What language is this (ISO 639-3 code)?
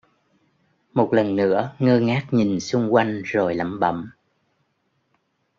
vie